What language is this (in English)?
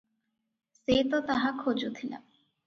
Odia